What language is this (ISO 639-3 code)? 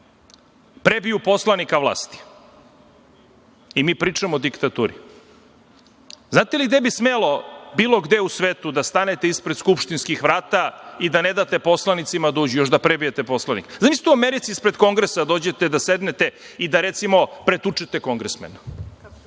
srp